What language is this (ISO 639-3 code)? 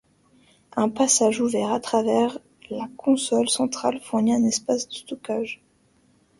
fra